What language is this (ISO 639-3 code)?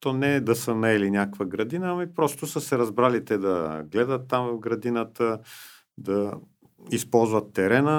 bul